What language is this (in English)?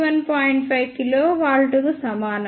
Telugu